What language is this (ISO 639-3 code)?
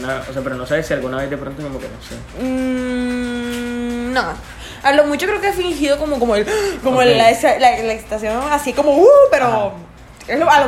spa